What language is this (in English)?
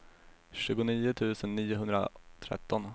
Swedish